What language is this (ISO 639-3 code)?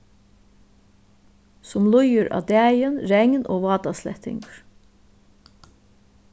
fao